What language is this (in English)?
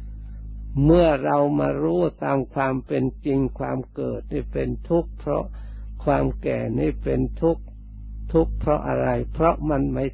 Thai